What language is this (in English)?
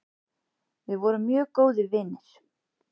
Icelandic